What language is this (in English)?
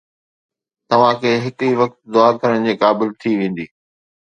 Sindhi